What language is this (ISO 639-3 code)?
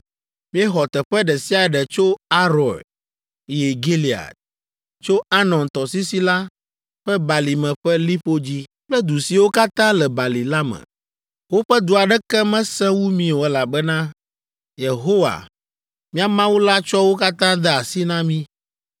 ewe